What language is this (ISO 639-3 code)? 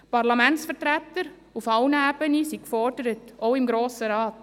gsw